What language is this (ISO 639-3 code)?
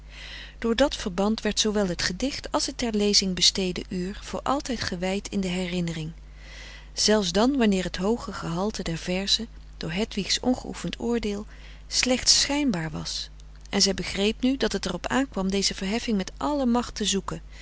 nld